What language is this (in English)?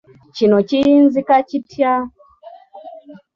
Ganda